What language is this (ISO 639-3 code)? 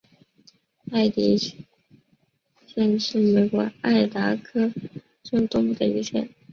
zho